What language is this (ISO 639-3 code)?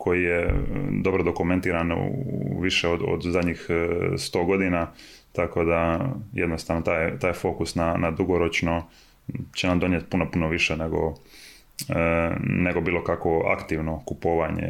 hrv